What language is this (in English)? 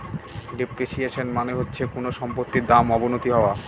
Bangla